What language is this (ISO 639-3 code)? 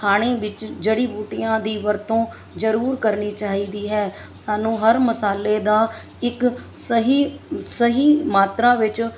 pan